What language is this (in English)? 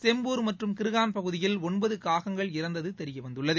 Tamil